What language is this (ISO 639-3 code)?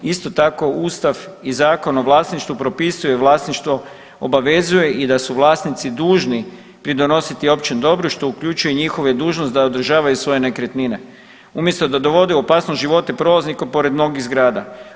hrv